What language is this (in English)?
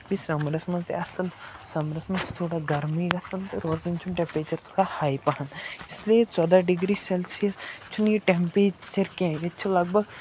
Kashmiri